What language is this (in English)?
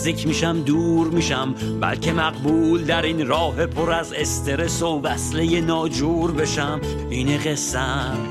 Persian